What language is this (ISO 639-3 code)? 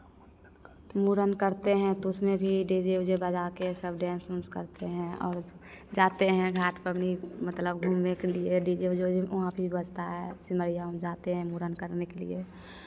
hin